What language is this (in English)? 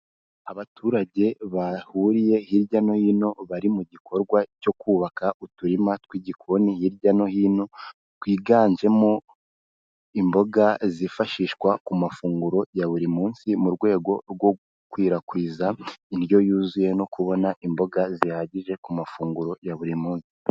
Kinyarwanda